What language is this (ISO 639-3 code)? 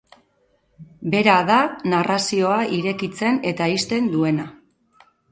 eus